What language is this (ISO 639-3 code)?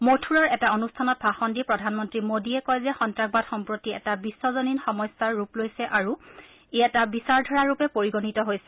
asm